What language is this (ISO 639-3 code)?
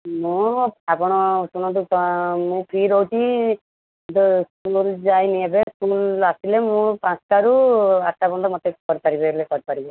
ori